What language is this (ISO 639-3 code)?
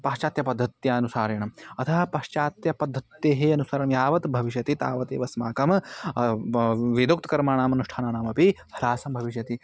san